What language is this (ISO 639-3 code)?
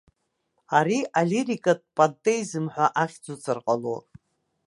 abk